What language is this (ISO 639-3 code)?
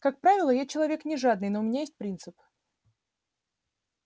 rus